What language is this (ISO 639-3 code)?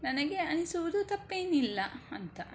kan